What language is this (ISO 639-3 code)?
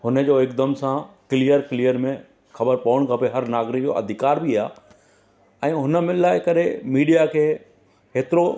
snd